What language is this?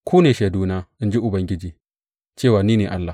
Hausa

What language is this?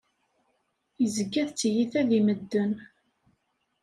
Kabyle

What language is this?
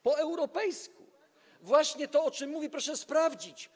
Polish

